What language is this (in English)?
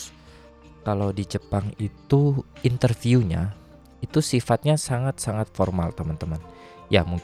Indonesian